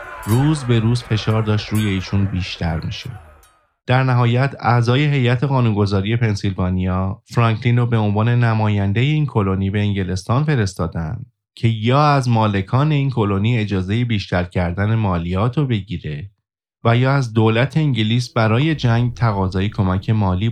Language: Persian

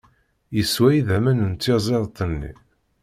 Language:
Kabyle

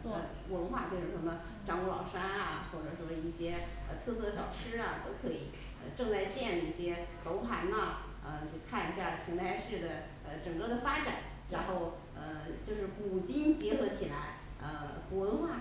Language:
Chinese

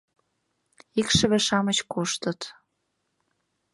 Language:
Mari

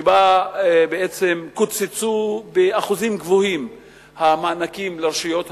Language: Hebrew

